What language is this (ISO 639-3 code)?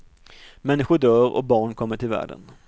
swe